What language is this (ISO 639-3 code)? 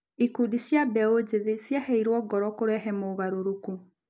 kik